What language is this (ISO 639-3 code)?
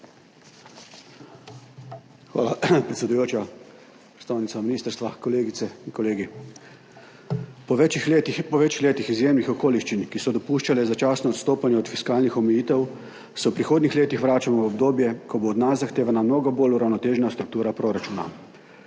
slv